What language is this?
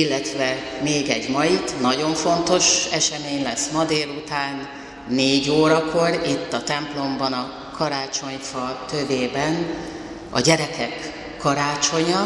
Hungarian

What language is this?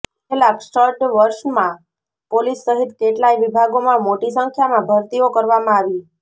Gujarati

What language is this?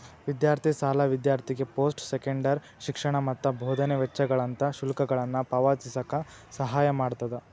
Kannada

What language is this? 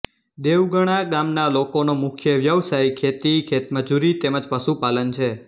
Gujarati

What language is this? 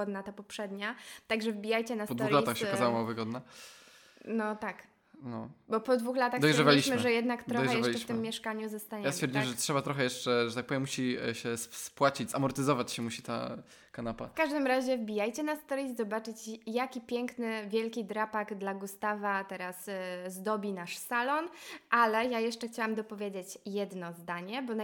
Polish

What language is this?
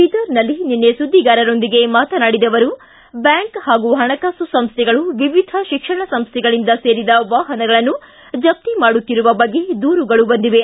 Kannada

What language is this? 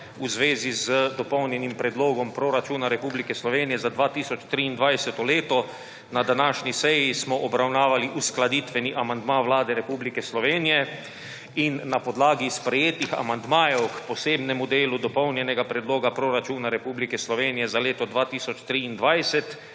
Slovenian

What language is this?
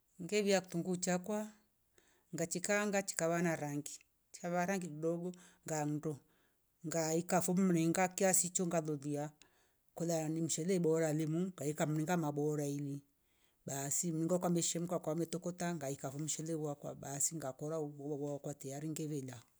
Rombo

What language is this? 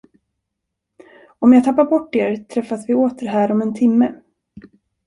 Swedish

